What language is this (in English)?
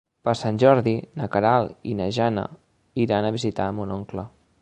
Catalan